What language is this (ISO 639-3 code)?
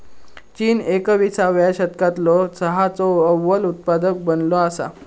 mar